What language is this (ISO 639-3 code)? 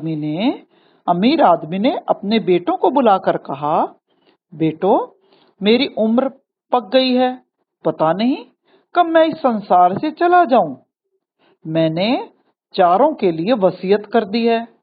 hin